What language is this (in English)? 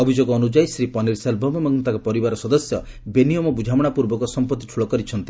Odia